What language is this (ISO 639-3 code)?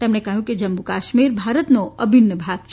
guj